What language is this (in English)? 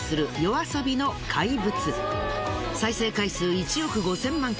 Japanese